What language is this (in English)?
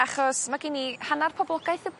Welsh